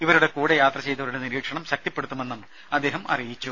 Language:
Malayalam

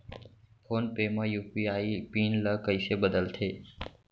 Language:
Chhattisgarhi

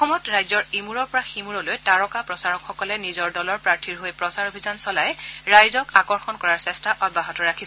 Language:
Assamese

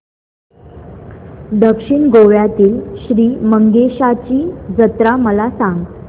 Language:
Marathi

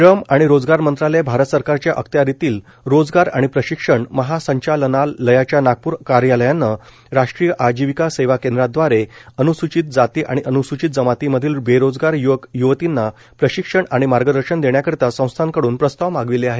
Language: Marathi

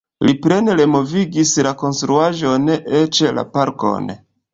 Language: Esperanto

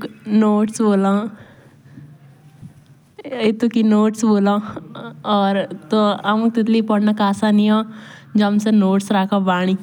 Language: Jaunsari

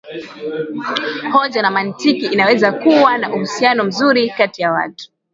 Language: Swahili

